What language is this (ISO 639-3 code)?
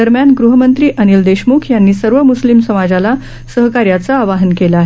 mar